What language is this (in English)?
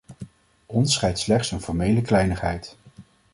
Dutch